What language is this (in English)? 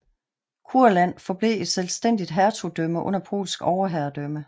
Danish